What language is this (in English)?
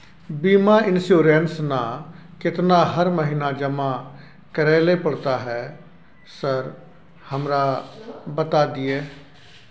Maithili